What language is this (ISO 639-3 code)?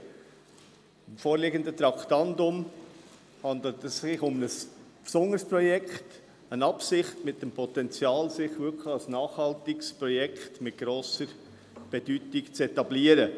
gsw